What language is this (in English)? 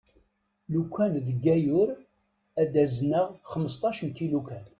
Kabyle